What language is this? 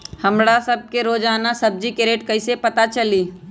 Magahi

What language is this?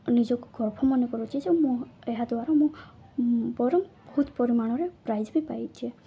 Odia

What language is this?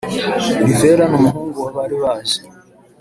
Kinyarwanda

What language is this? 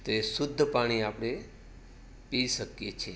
Gujarati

